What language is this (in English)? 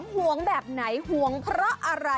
Thai